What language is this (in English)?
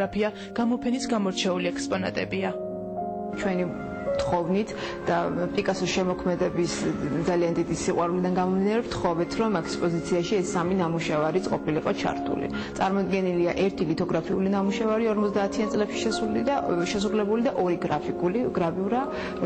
Romanian